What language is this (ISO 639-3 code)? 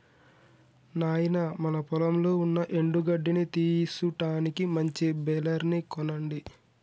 tel